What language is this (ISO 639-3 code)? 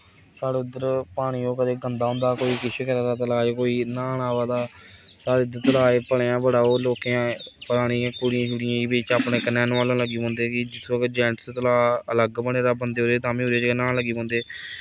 doi